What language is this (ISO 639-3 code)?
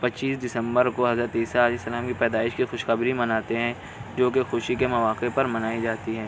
urd